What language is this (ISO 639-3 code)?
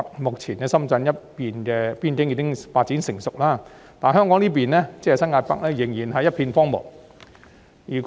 yue